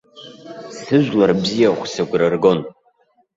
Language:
Abkhazian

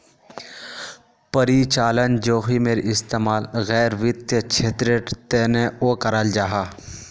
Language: Magahi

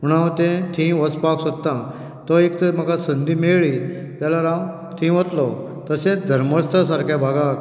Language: Konkani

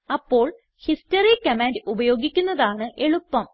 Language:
Malayalam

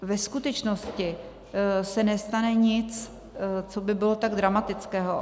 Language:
Czech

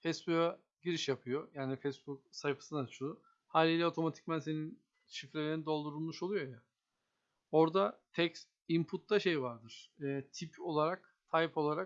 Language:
Turkish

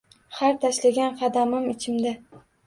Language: Uzbek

